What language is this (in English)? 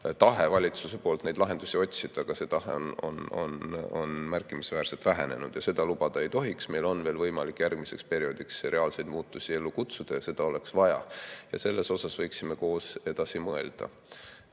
Estonian